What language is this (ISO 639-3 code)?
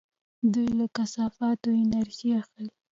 pus